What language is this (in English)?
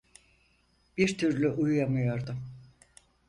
Turkish